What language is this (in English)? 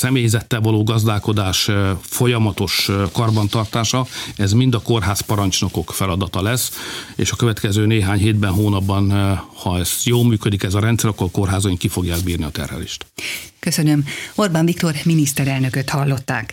Hungarian